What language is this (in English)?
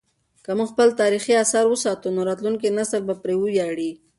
Pashto